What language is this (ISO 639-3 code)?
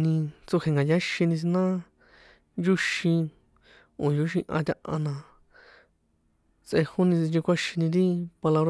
poe